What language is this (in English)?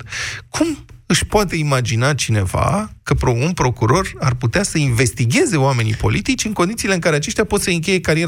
Romanian